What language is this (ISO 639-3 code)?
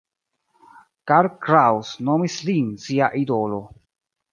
epo